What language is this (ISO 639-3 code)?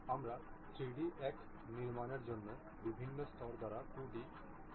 ben